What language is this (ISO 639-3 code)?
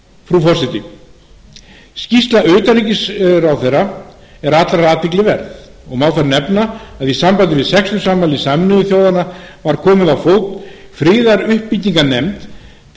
isl